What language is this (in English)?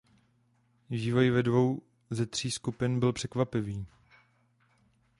Czech